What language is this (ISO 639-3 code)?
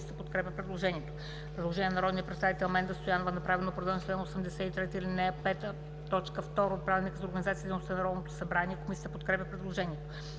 bul